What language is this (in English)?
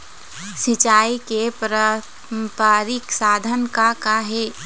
Chhattisgarhi